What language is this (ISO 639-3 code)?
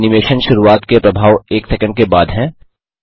hin